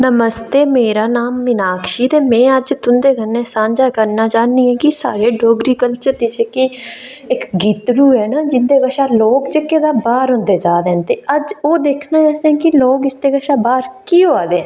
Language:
Dogri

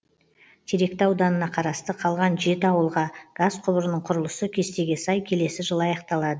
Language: Kazakh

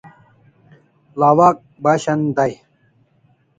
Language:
Kalasha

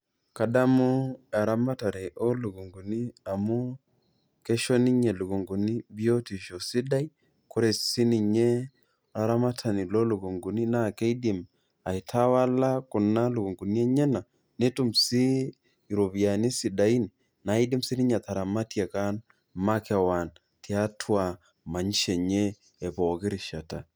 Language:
Masai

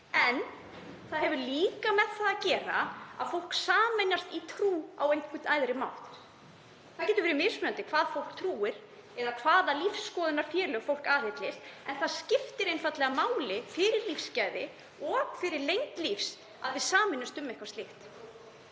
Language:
Icelandic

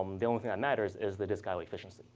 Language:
English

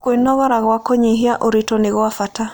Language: Kikuyu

